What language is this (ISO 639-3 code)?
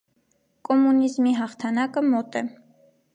hye